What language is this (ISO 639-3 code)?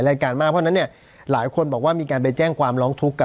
tha